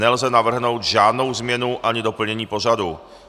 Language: Czech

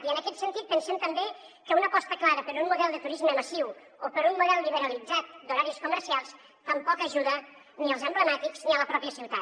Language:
Catalan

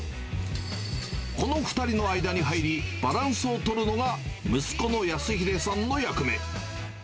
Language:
Japanese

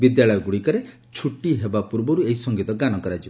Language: Odia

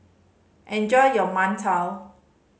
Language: English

